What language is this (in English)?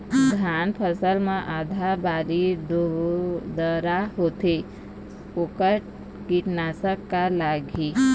Chhattisgarhi